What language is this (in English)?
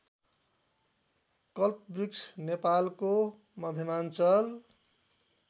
Nepali